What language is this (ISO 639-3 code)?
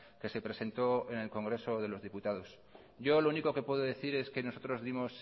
spa